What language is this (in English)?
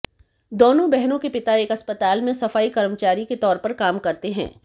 Hindi